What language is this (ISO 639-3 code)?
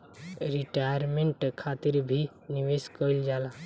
bho